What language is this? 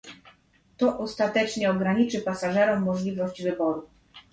Polish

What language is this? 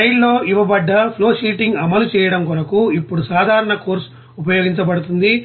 Telugu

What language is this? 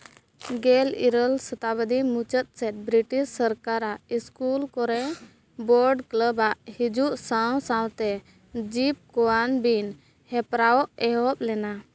Santali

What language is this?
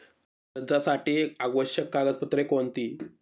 Marathi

